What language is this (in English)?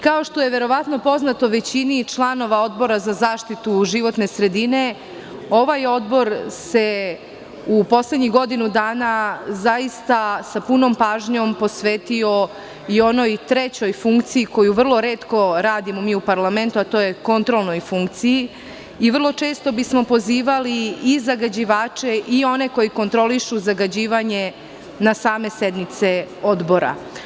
Serbian